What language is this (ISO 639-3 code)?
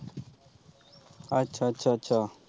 pan